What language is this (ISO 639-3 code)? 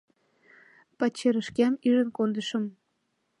chm